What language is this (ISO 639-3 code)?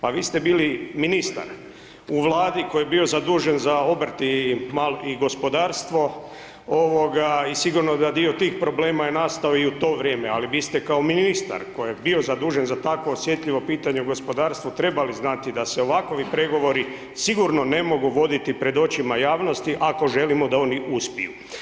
hrv